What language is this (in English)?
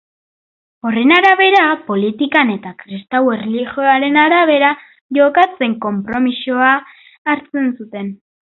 Basque